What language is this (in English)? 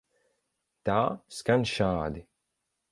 Latvian